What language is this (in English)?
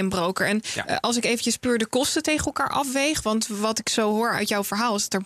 Dutch